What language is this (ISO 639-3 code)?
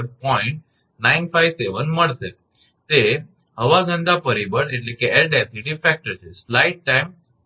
guj